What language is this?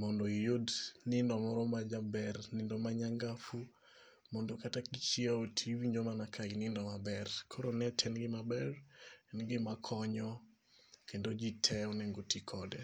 Luo (Kenya and Tanzania)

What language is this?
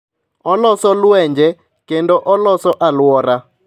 Luo (Kenya and Tanzania)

